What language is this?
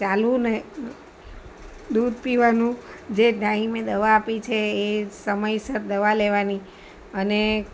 Gujarati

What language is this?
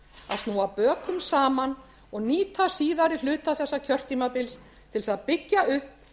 Icelandic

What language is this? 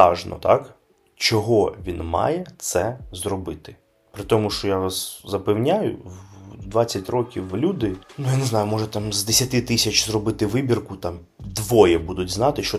Ukrainian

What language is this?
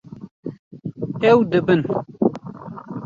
Kurdish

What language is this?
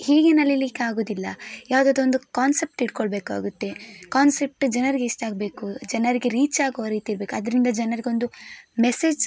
Kannada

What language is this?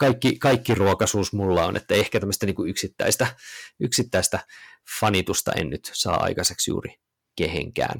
Finnish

